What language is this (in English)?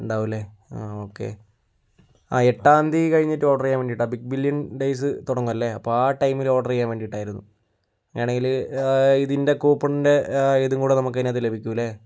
Malayalam